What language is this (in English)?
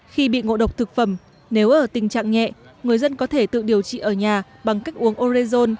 Vietnamese